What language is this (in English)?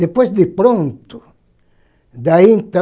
Portuguese